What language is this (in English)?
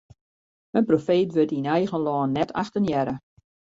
Western Frisian